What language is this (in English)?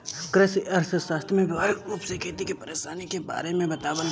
Bhojpuri